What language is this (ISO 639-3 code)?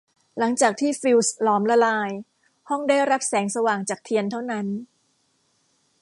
tha